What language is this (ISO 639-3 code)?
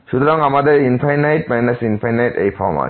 ben